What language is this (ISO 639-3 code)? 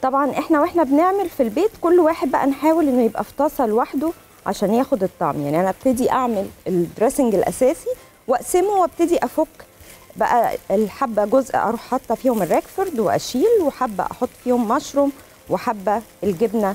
ara